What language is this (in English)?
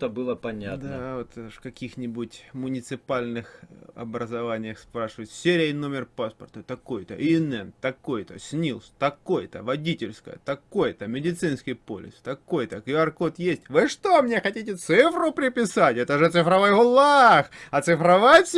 Russian